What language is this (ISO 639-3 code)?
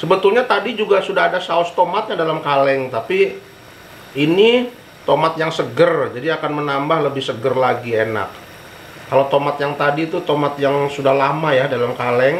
ind